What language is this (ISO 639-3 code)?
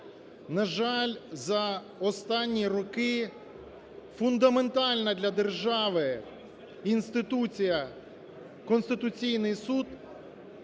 ukr